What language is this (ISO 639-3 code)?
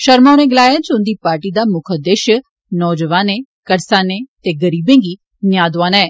doi